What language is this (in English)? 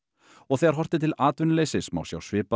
Icelandic